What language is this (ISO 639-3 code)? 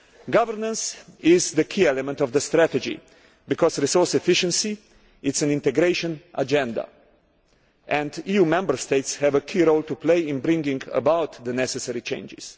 eng